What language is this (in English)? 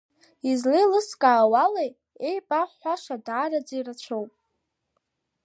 Abkhazian